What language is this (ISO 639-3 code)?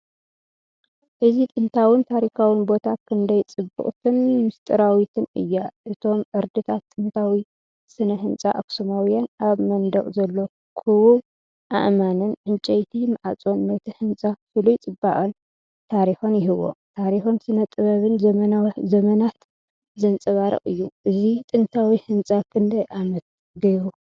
tir